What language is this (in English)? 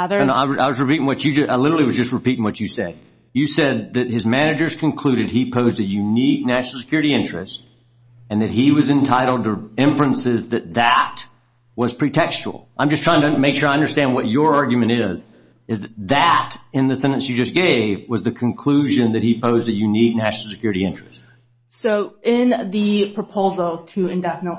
English